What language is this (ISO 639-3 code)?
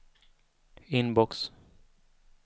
swe